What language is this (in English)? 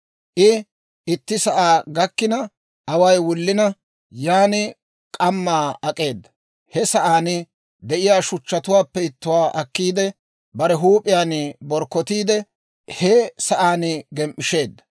Dawro